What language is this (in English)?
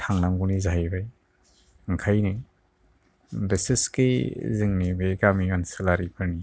Bodo